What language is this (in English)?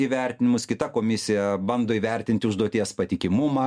Lithuanian